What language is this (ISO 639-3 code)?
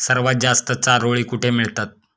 mar